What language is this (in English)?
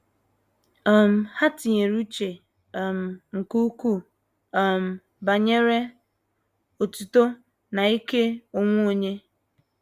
Igbo